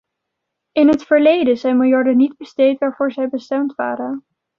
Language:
Dutch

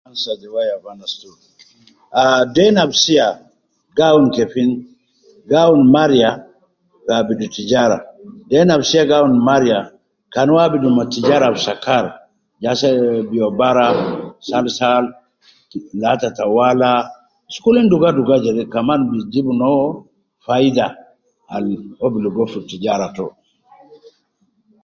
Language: Nubi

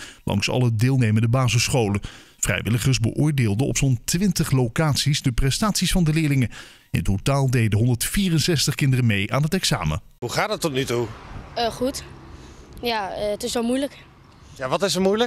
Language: Dutch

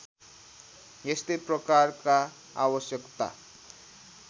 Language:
Nepali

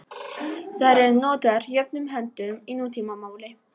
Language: Icelandic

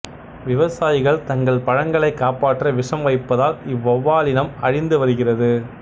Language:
Tamil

